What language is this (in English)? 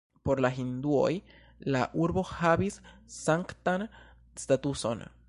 Esperanto